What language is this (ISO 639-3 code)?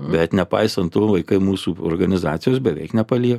lit